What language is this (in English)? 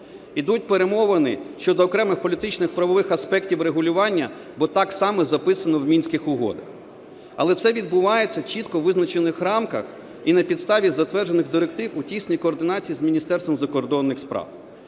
Ukrainian